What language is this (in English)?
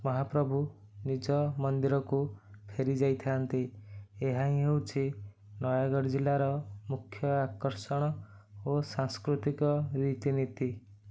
Odia